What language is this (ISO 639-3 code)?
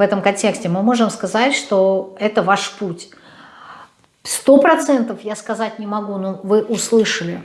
rus